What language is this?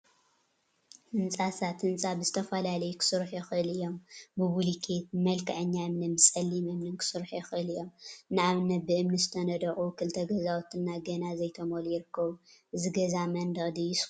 Tigrinya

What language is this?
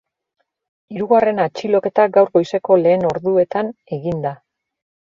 Basque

